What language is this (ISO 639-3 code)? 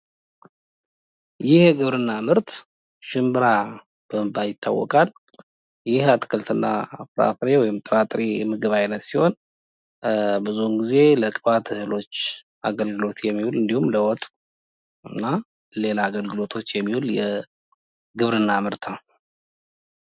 amh